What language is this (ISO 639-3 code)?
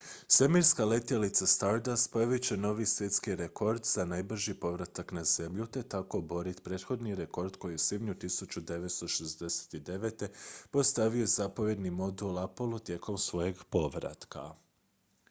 hrv